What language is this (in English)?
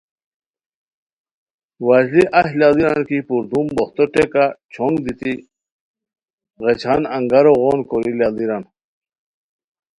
Khowar